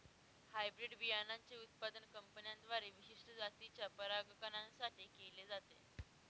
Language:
Marathi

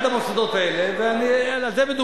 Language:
Hebrew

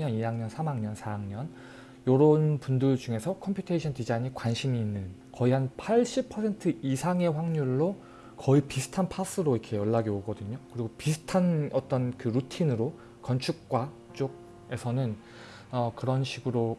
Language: Korean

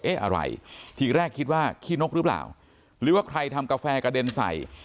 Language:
Thai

